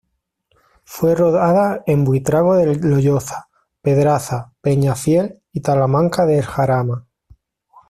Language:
Spanish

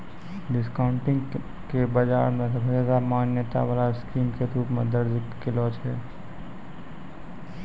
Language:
Maithili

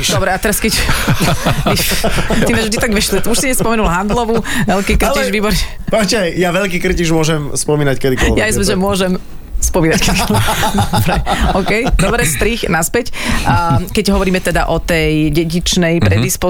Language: Slovak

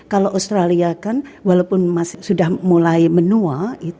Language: Indonesian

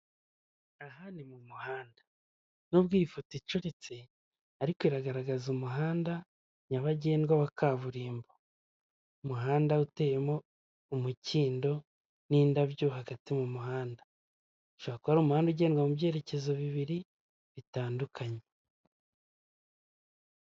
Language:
Kinyarwanda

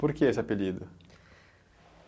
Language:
Portuguese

